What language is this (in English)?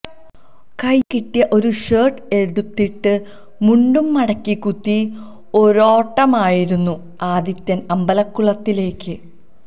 Malayalam